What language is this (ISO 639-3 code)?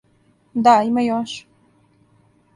srp